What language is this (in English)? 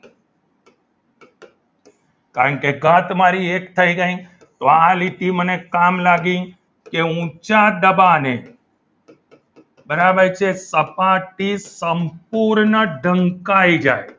Gujarati